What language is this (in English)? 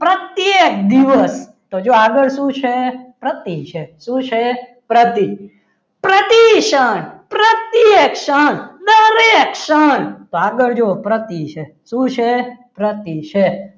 Gujarati